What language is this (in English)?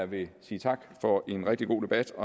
Danish